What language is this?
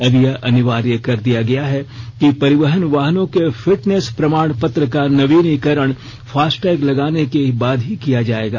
Hindi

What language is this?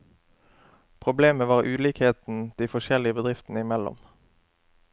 Norwegian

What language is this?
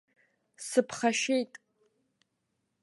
Abkhazian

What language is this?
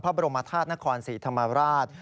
Thai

